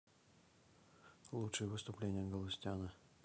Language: Russian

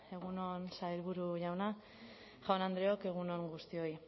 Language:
Basque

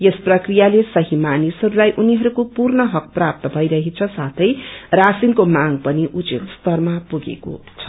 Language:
Nepali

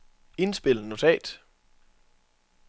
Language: Danish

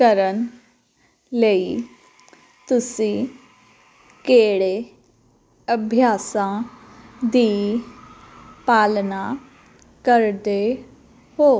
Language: Punjabi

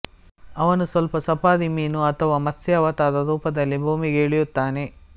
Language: Kannada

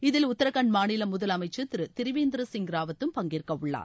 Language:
Tamil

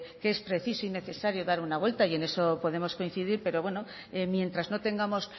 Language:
Spanish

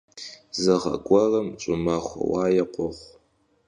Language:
Kabardian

